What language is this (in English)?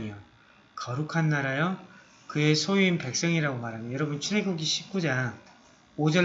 Korean